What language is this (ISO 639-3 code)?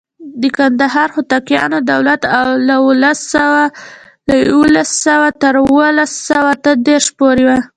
pus